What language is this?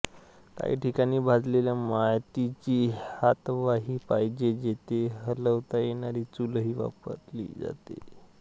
Marathi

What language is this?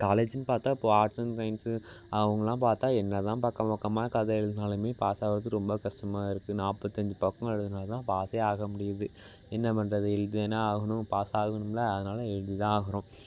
Tamil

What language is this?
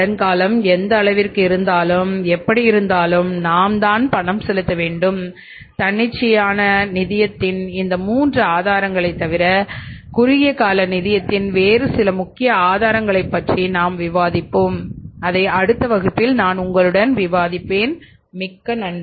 Tamil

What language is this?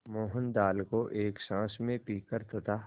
Hindi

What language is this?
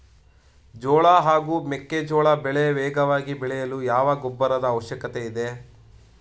Kannada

